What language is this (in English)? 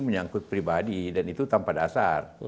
Indonesian